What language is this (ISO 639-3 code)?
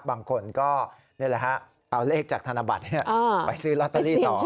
tha